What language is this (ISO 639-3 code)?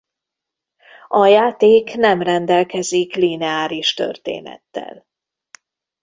hun